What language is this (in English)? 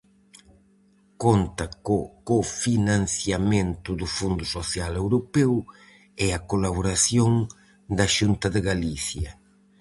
Galician